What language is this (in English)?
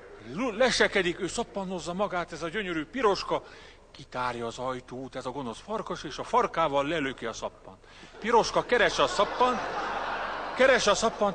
Hungarian